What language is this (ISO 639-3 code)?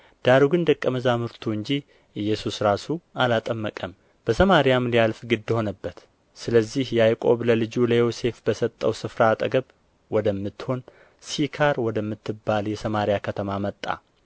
amh